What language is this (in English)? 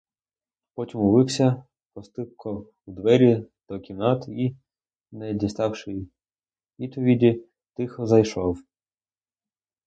Ukrainian